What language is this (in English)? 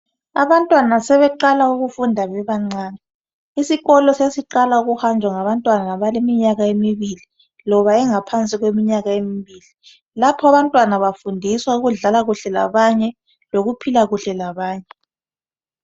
North Ndebele